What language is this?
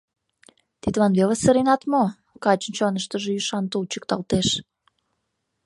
Mari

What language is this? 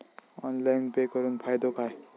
Marathi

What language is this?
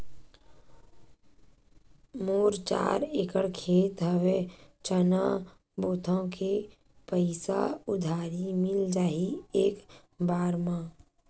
Chhattisgarhi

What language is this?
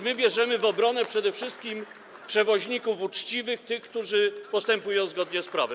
Polish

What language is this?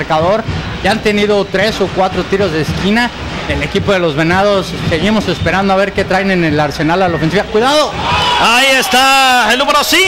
Spanish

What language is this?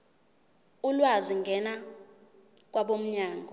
Zulu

